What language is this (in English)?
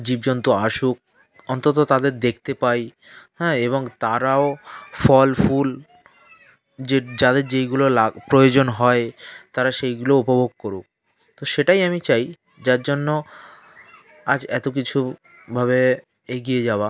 Bangla